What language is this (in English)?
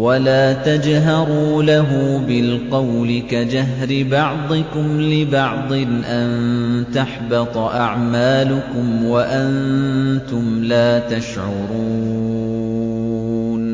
Arabic